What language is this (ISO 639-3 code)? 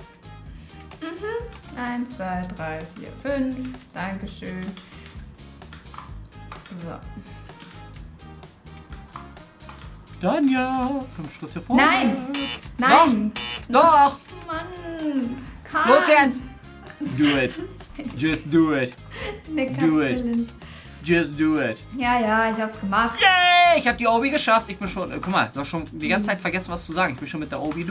deu